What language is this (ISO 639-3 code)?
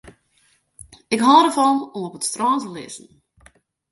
fry